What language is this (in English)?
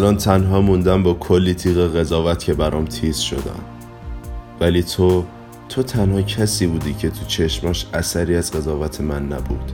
Persian